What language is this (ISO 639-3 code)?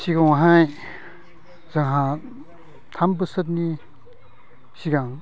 brx